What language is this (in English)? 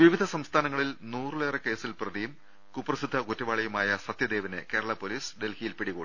Malayalam